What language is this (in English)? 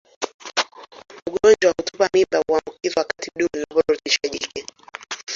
Swahili